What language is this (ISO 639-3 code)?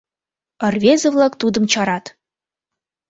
chm